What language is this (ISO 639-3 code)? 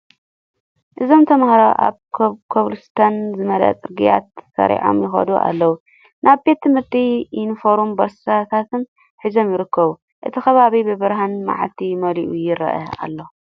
tir